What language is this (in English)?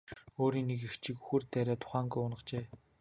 Mongolian